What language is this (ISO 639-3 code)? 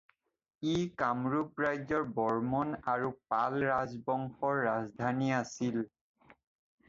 asm